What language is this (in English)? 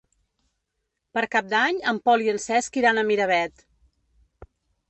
Catalan